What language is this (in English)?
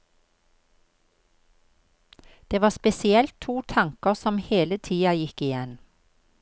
Norwegian